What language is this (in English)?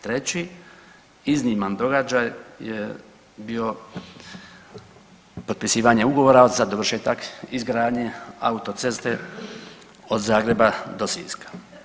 Croatian